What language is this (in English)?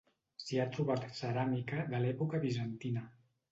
Catalan